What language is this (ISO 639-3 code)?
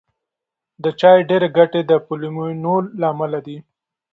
pus